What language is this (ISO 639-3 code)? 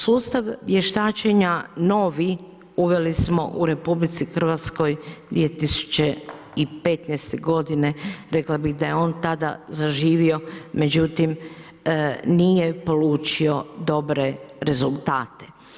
hrv